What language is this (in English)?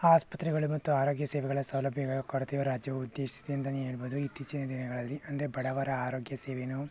Kannada